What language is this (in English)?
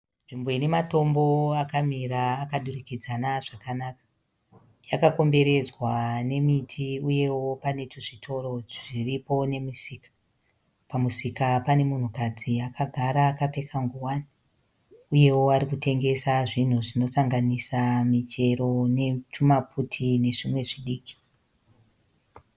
Shona